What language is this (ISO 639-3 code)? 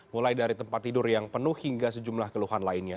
ind